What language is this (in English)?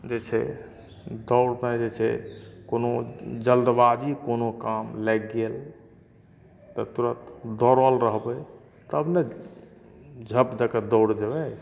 Maithili